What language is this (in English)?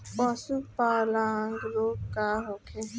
Bhojpuri